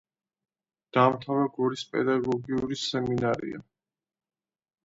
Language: Georgian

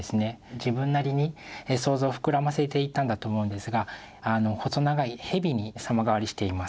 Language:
Japanese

